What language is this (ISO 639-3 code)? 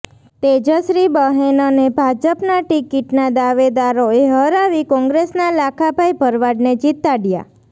guj